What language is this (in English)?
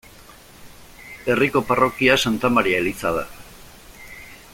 Basque